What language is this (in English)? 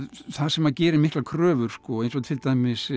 Icelandic